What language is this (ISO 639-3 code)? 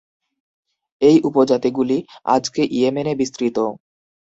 ben